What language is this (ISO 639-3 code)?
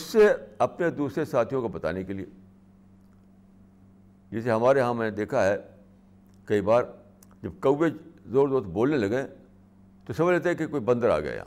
urd